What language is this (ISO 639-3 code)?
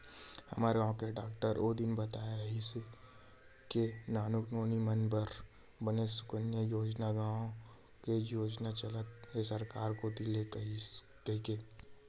hne